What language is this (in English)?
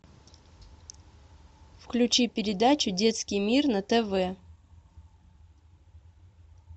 Russian